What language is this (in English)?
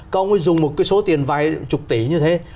Vietnamese